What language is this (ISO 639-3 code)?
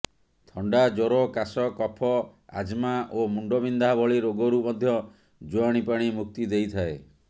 ori